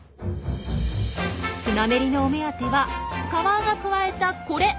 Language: Japanese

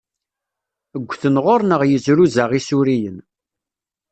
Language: Kabyle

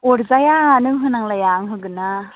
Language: Bodo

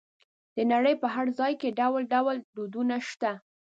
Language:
Pashto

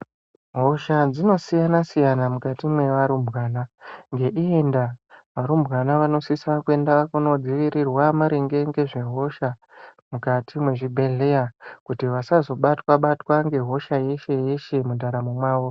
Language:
Ndau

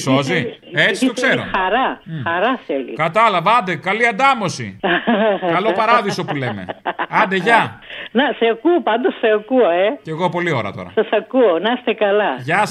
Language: Greek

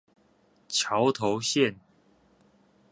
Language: Chinese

